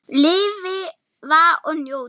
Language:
Icelandic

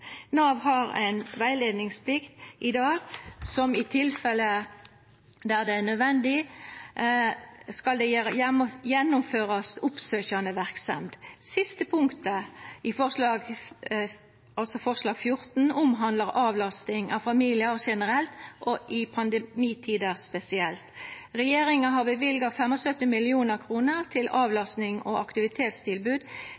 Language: Norwegian Nynorsk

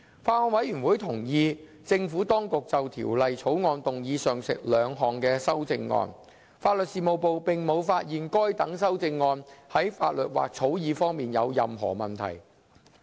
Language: Cantonese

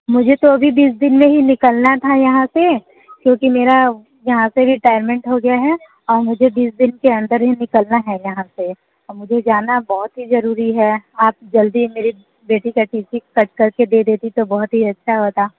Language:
Hindi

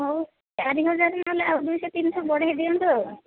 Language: Odia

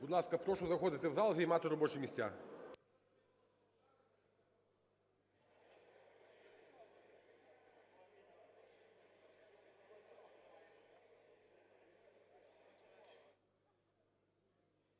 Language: Ukrainian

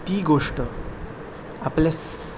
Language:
Konkani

